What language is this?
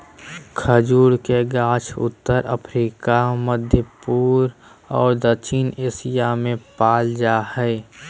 Magahi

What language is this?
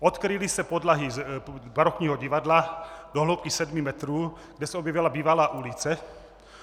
Czech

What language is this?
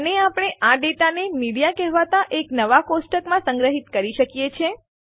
Gujarati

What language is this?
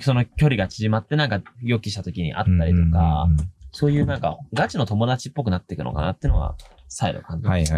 Japanese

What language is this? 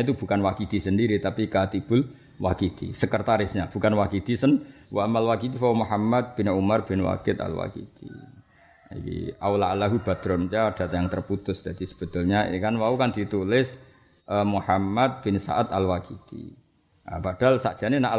Malay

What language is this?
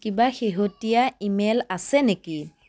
Assamese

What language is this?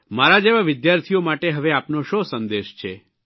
Gujarati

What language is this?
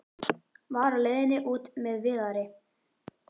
Icelandic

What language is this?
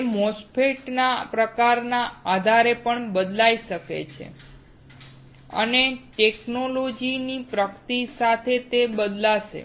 Gujarati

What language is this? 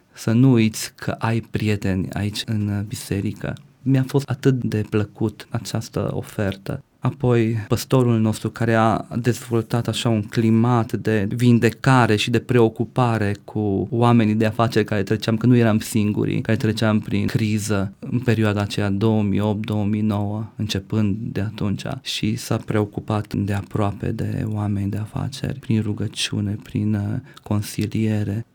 Romanian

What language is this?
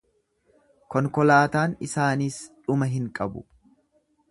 Oromo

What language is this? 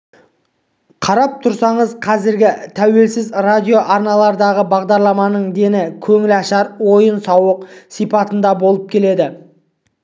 Kazakh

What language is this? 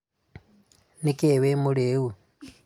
Kikuyu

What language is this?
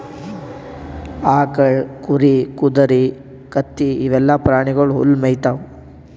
Kannada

